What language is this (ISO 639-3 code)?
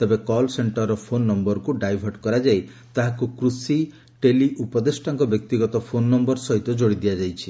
ori